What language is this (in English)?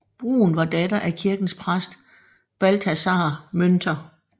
Danish